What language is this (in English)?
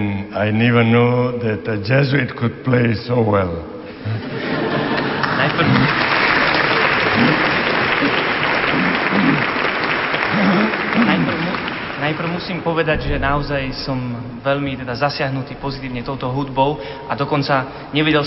Slovak